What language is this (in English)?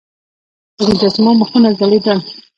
Pashto